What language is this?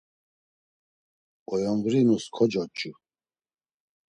Laz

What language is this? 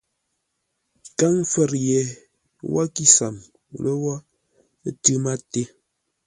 Ngombale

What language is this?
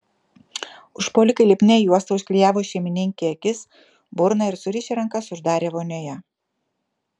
Lithuanian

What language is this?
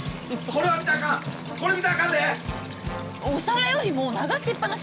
Japanese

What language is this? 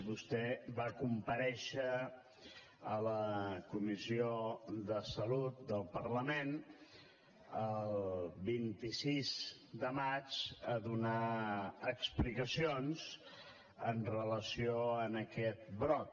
Catalan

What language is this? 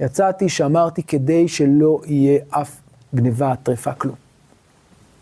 Hebrew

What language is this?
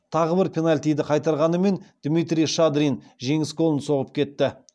Kazakh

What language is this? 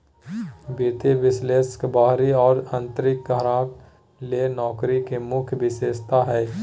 Magahi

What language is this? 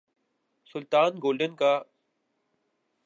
Urdu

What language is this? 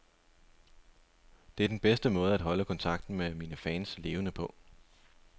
Danish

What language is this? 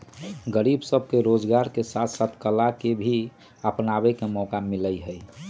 Magahi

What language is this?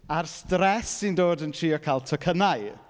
Welsh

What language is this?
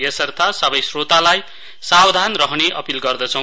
Nepali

